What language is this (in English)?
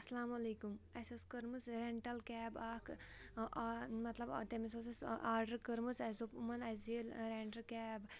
Kashmiri